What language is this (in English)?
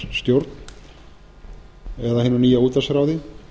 Icelandic